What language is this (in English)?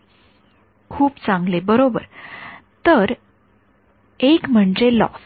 Marathi